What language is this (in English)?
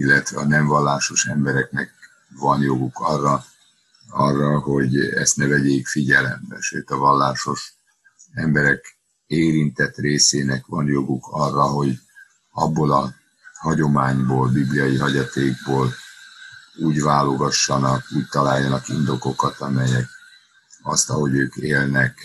Hungarian